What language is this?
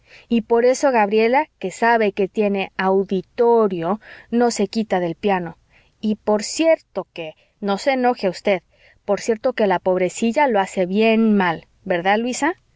Spanish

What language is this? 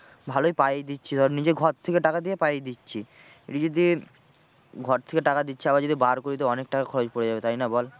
Bangla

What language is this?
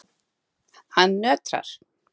Icelandic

